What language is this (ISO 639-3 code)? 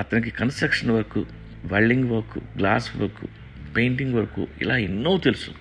tel